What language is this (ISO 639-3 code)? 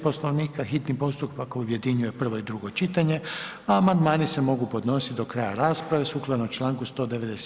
hrv